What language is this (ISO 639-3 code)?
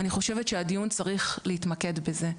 heb